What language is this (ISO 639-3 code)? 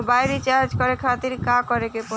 bho